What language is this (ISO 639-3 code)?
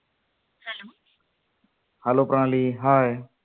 mar